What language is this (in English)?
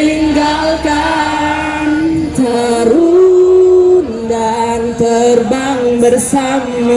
Indonesian